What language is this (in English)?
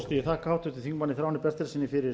Icelandic